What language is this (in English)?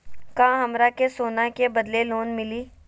Magahi